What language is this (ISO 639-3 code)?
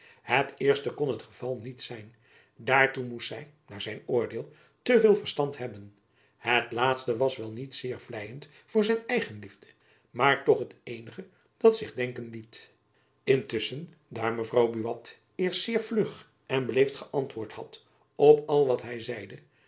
nld